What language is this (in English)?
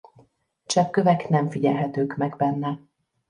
Hungarian